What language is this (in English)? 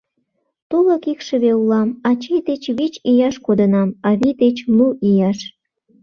Mari